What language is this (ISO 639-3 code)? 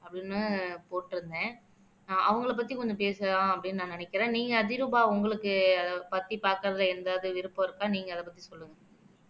tam